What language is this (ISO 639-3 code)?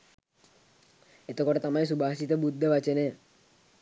sin